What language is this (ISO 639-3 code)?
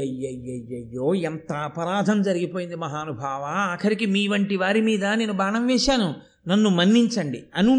tel